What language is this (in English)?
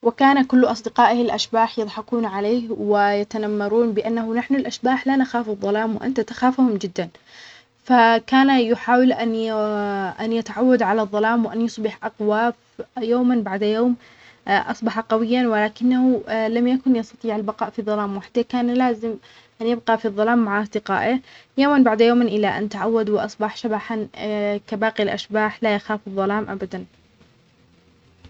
Omani Arabic